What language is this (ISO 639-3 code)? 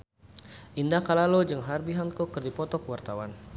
sun